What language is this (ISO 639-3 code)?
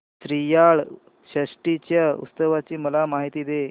mar